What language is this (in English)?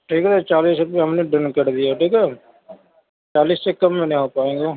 Urdu